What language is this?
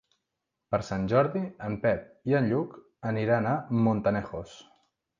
Catalan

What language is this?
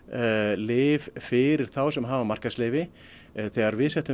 Icelandic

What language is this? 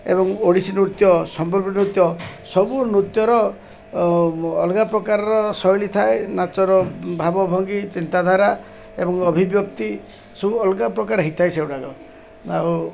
Odia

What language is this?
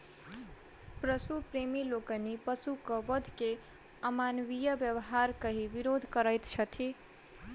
Maithili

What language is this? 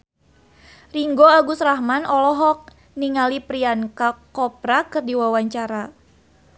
Sundanese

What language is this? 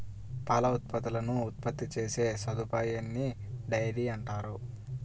Telugu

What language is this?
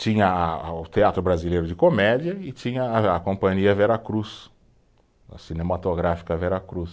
Portuguese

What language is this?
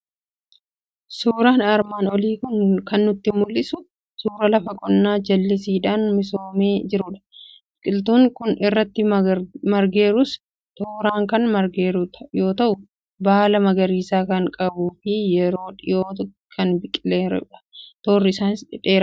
Oromo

